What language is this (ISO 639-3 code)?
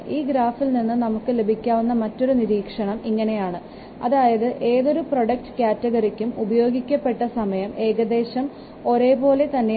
mal